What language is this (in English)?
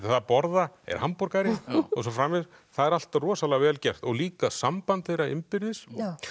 Icelandic